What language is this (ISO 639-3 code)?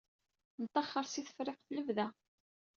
kab